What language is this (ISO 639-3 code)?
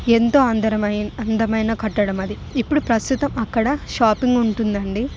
tel